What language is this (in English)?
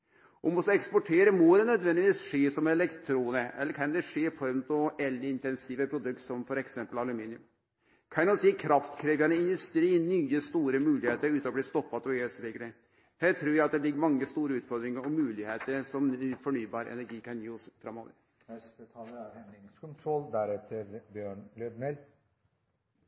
Norwegian Nynorsk